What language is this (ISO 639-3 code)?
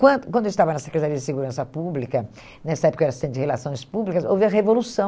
por